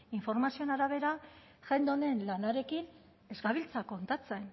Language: Basque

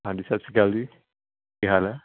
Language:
Punjabi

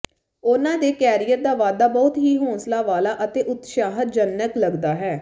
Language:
Punjabi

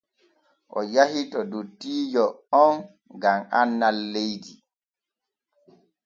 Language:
Borgu Fulfulde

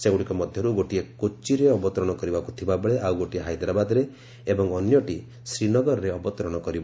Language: Odia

